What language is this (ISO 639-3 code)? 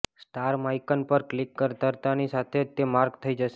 guj